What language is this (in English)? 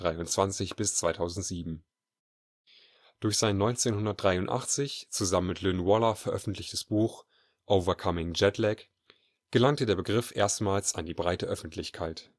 German